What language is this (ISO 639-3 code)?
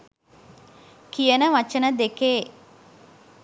sin